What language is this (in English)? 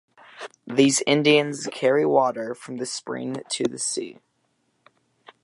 English